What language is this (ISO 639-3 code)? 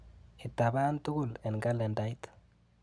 kln